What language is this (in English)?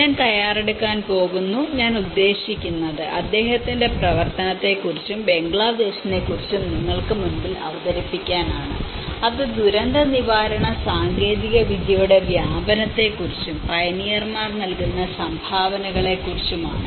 Malayalam